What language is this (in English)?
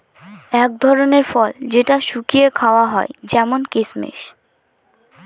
Bangla